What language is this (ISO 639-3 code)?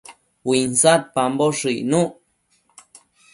mcf